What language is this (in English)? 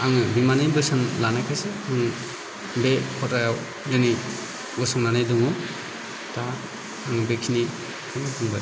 Bodo